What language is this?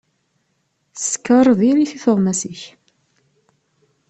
Kabyle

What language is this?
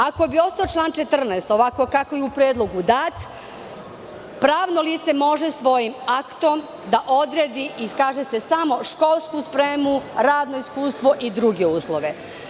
Serbian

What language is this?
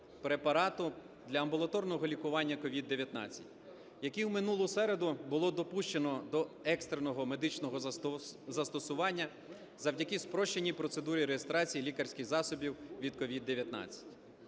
Ukrainian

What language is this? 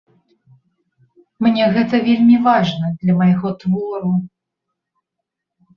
Belarusian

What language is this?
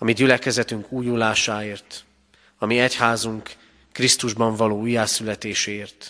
Hungarian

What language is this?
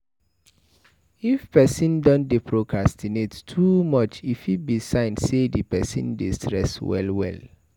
Nigerian Pidgin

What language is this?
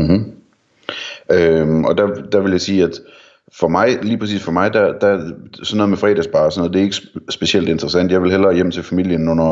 Danish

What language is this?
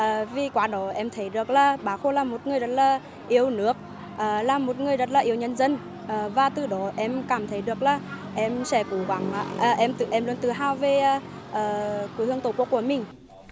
Vietnamese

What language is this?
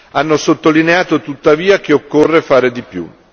Italian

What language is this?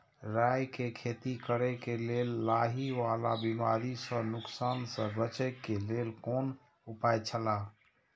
Maithili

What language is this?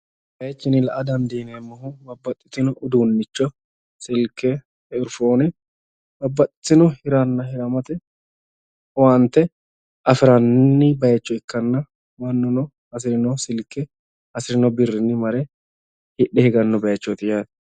Sidamo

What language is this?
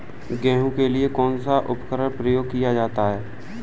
Hindi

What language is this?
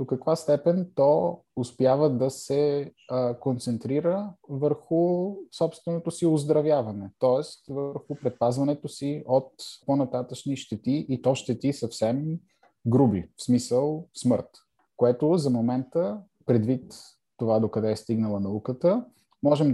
Bulgarian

